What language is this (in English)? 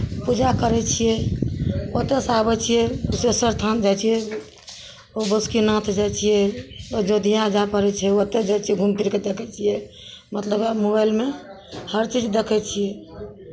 Maithili